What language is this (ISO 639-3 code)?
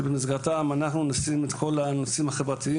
heb